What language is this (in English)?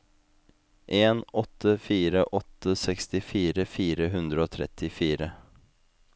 Norwegian